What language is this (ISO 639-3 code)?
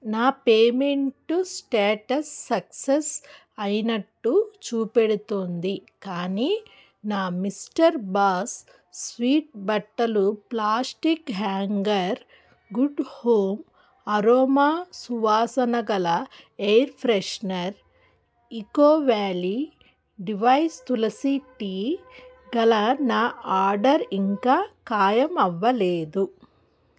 tel